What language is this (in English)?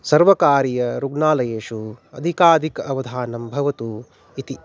Sanskrit